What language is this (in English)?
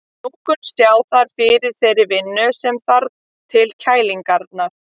Icelandic